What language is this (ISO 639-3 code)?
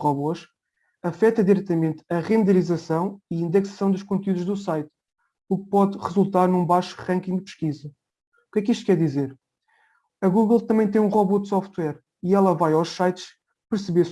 por